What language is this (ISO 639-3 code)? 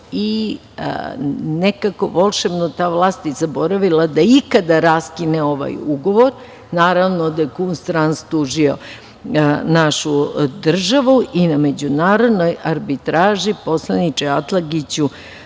srp